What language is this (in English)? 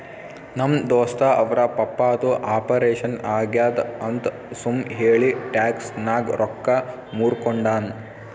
Kannada